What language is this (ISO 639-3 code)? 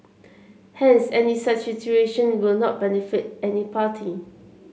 eng